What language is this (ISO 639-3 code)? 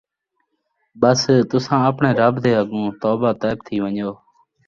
skr